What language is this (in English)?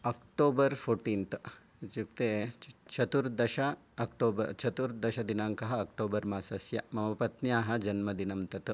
Sanskrit